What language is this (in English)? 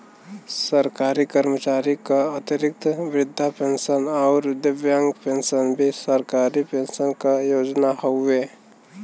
Bhojpuri